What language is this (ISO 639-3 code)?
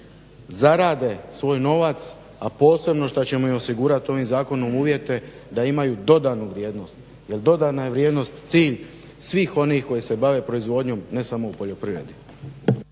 hrv